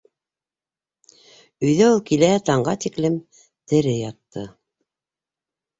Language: Bashkir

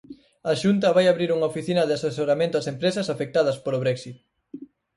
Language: Galician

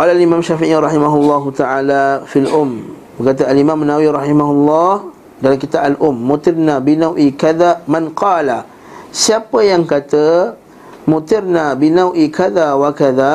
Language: Malay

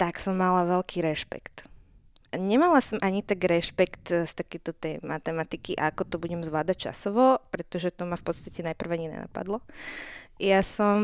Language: Slovak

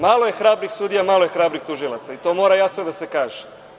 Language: Serbian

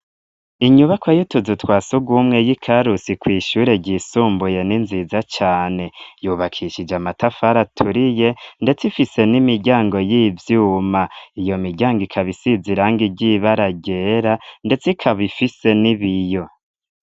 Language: Rundi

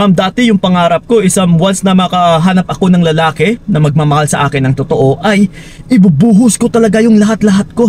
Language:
Filipino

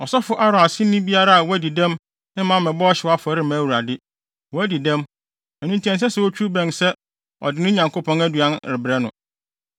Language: Akan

